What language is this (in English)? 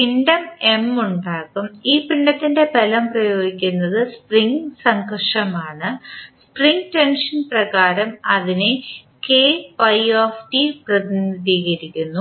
Malayalam